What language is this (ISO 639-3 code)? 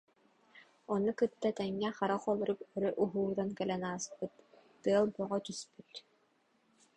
sah